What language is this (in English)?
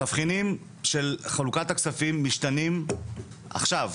Hebrew